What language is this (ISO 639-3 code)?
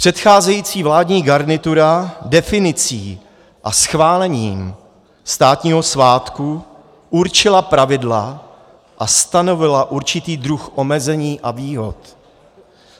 ces